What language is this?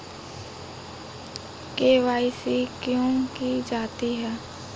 Hindi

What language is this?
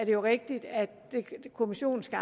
Danish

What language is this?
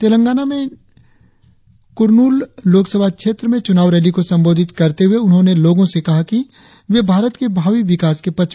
Hindi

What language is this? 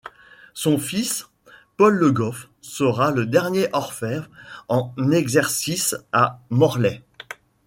French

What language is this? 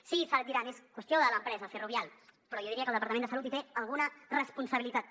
Catalan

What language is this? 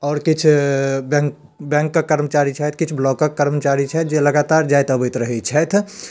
Maithili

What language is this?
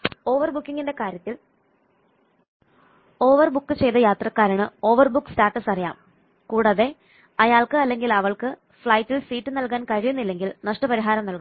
Malayalam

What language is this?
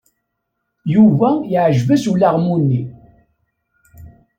Kabyle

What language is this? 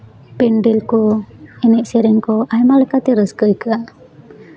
Santali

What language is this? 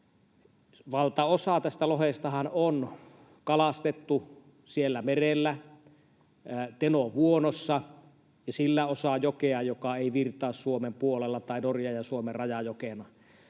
Finnish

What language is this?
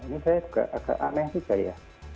Indonesian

